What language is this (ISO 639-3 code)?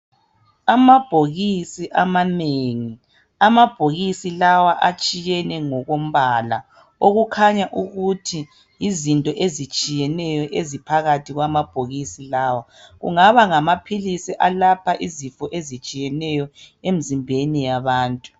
nde